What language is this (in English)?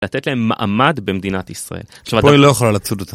Hebrew